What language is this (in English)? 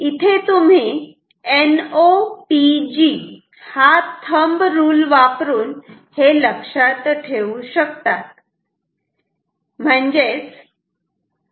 Marathi